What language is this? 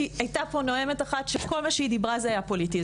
Hebrew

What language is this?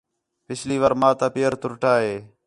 Khetrani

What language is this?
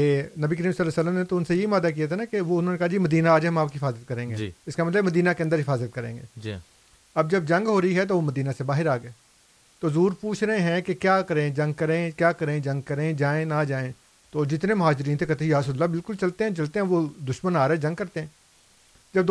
Urdu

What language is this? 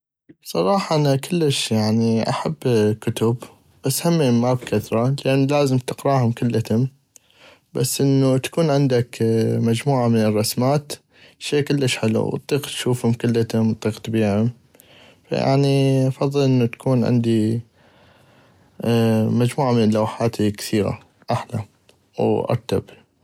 North Mesopotamian Arabic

